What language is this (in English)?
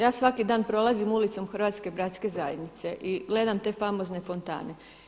Croatian